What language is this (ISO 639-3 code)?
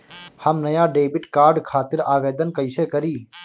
bho